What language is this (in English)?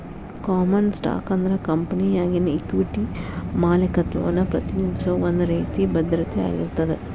Kannada